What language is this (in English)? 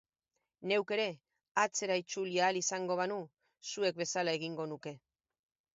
Basque